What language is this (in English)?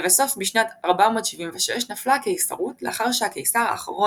Hebrew